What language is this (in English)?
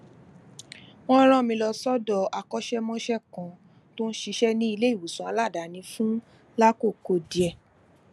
Yoruba